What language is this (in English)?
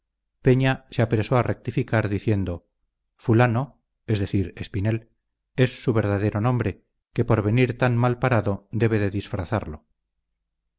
Spanish